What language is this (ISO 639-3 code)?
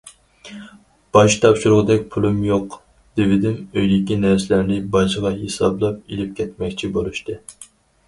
uig